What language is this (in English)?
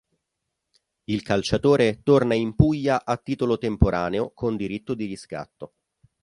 Italian